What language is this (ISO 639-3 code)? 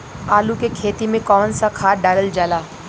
bho